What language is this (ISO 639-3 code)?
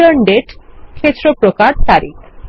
ben